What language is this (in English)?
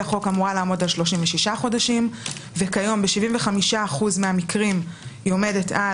Hebrew